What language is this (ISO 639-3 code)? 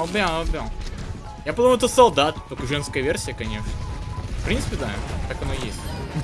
rus